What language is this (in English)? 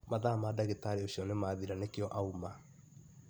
Kikuyu